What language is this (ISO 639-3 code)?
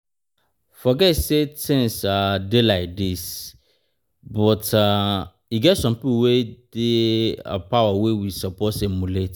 pcm